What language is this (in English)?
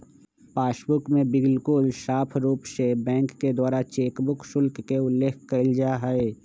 Magahi